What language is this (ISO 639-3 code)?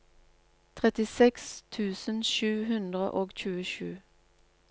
nor